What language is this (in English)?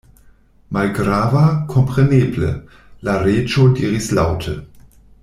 Esperanto